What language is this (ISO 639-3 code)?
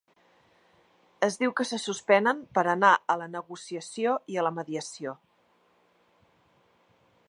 cat